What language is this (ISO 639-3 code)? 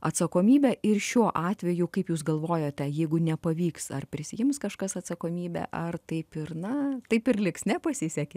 lit